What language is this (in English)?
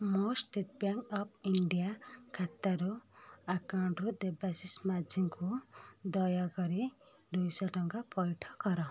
Odia